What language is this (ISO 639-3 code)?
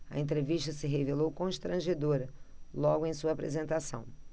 por